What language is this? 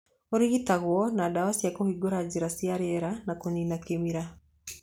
Kikuyu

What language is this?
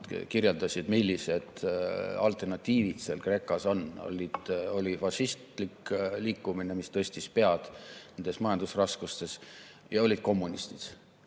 Estonian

